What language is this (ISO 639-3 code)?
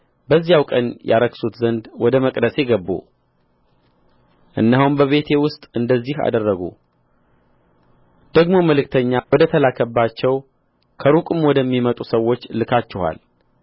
amh